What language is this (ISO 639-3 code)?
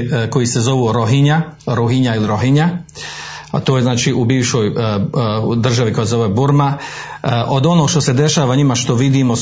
hrv